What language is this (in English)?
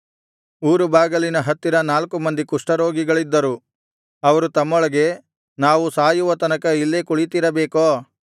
Kannada